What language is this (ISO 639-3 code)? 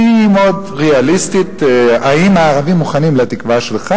heb